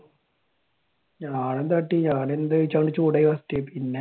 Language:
Malayalam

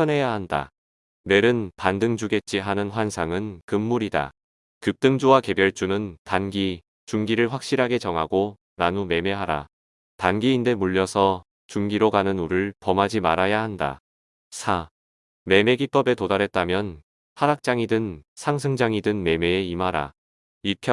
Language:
Korean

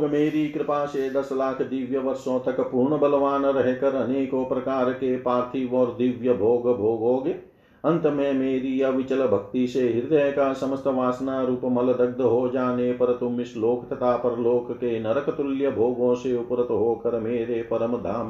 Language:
Hindi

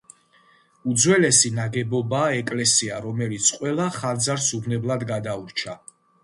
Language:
Georgian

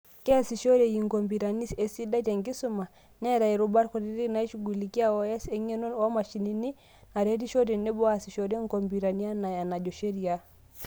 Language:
Masai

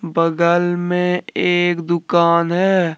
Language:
Hindi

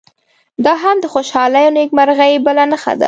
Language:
Pashto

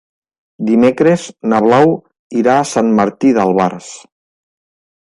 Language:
Catalan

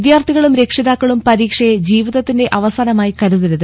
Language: Malayalam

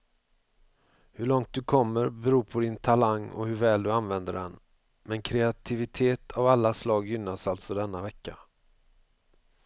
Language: Swedish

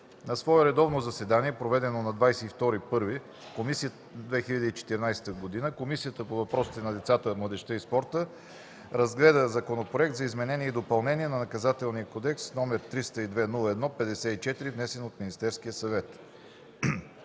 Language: Bulgarian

